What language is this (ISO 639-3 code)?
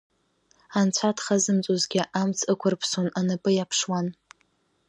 abk